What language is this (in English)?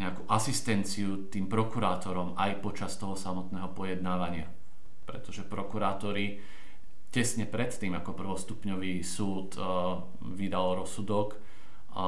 Slovak